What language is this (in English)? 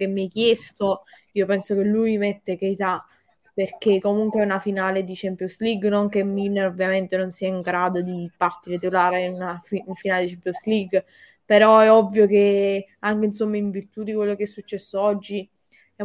Italian